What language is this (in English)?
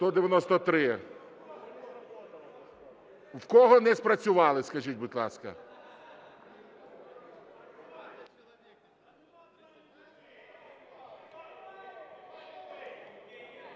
Ukrainian